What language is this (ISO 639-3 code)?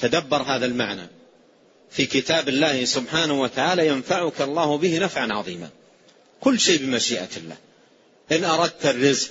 ara